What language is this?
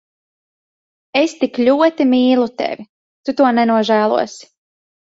Latvian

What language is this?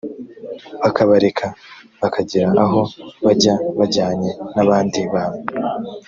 Kinyarwanda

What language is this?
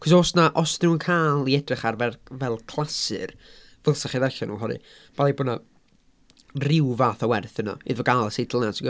Welsh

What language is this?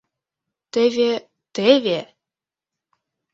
Mari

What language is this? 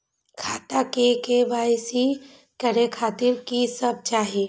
Maithili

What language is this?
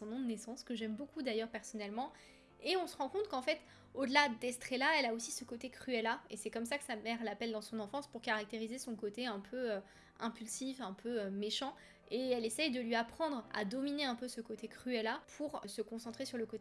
French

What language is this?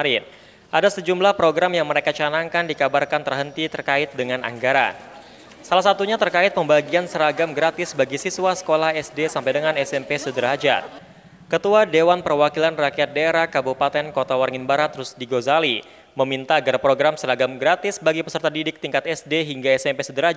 Indonesian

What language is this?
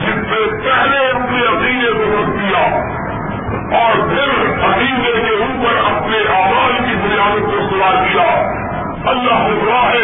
Urdu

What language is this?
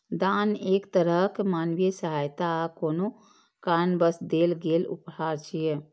Maithili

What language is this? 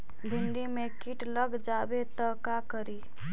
Magahi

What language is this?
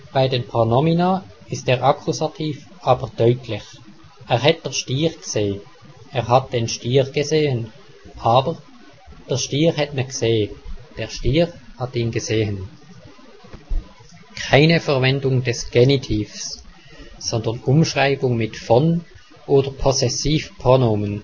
German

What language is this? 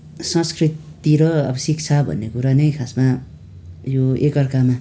Nepali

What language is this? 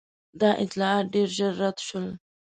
Pashto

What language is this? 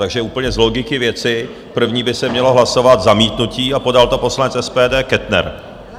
Czech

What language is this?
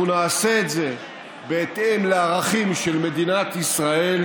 Hebrew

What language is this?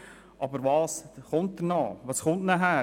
Swiss German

